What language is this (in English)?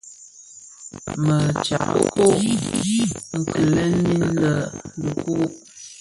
Bafia